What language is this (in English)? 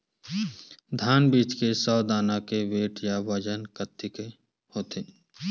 Chhattisgarhi